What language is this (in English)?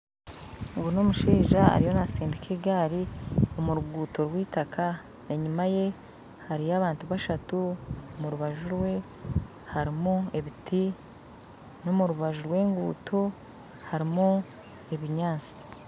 Nyankole